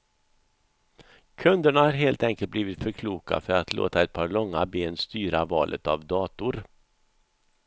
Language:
Swedish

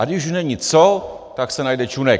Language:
Czech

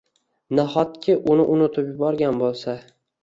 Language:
Uzbek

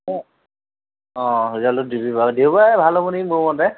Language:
Assamese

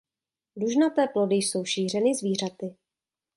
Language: Czech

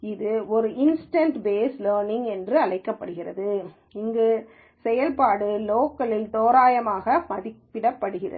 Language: Tamil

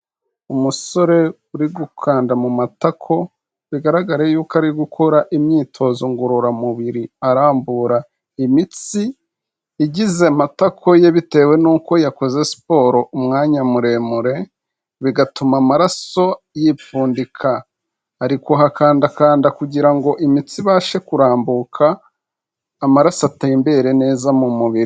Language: Kinyarwanda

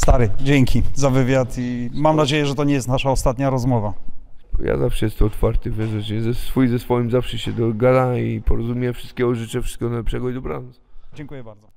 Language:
Polish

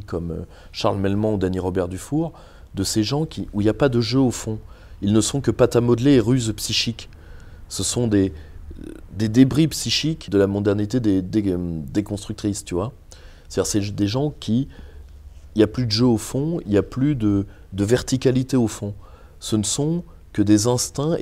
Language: French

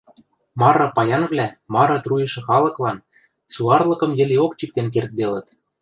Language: Western Mari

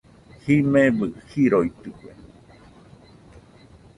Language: Nüpode Huitoto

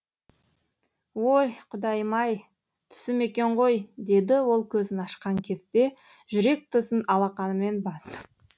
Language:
Kazakh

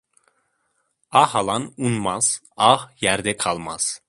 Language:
Turkish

